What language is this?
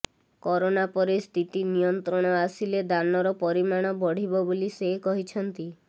Odia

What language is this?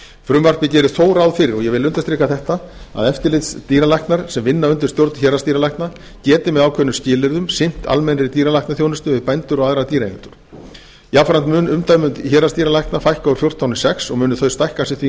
Icelandic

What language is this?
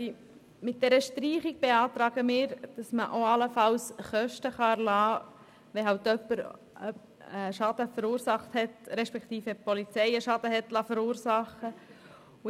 Swiss German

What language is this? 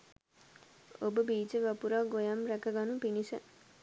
Sinhala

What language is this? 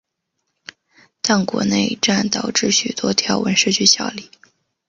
Chinese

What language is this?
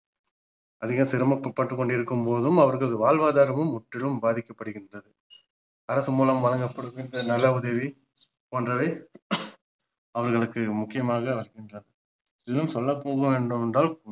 Tamil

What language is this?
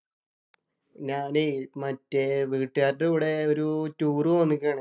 Malayalam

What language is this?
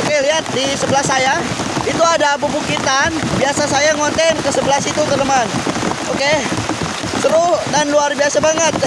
Indonesian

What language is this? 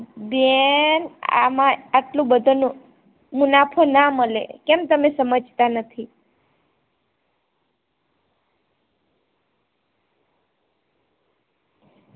Gujarati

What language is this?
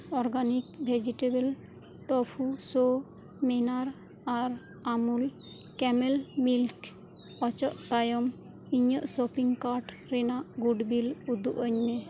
Santali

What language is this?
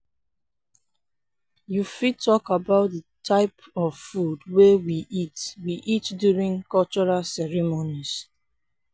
Nigerian Pidgin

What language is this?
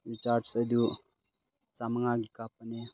Manipuri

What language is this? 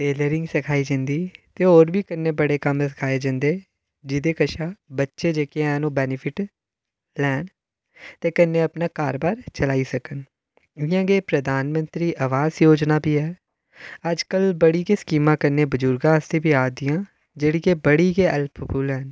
Dogri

